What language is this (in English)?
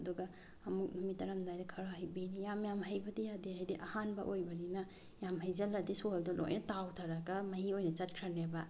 Manipuri